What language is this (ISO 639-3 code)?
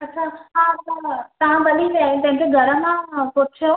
snd